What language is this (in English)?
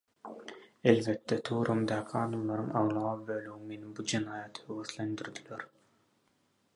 Turkmen